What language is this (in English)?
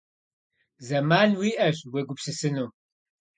Kabardian